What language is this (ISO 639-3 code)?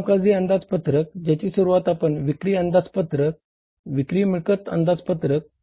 mar